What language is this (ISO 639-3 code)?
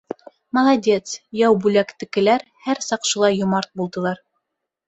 bak